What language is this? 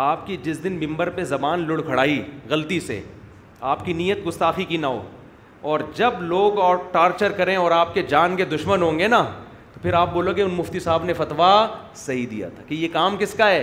Urdu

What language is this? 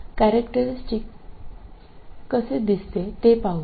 Marathi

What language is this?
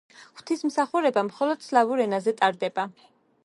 Georgian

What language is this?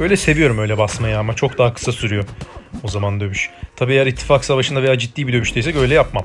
Turkish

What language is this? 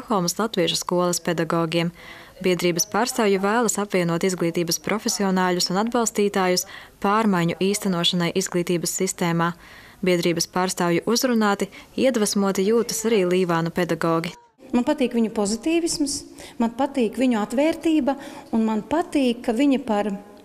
Latvian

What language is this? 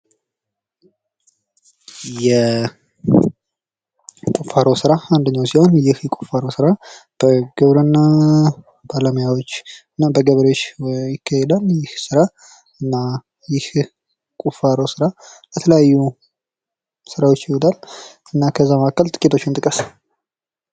Amharic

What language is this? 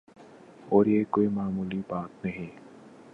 Urdu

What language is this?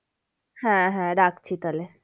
Bangla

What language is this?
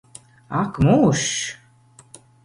Latvian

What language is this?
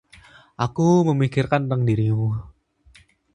Indonesian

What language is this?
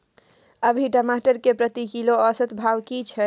Maithili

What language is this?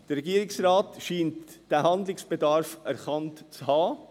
Swiss German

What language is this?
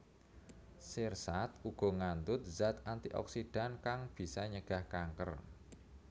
Javanese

